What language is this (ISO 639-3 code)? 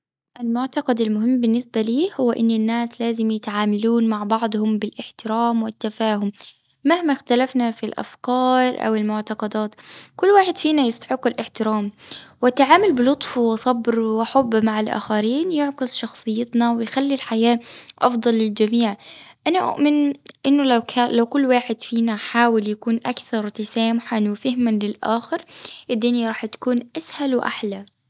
afb